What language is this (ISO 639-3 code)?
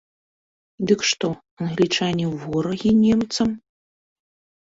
bel